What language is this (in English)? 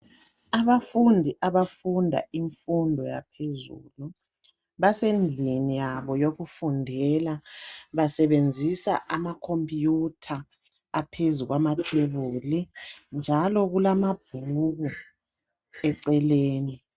North Ndebele